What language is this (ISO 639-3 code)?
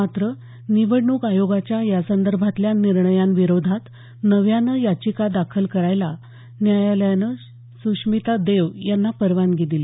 mar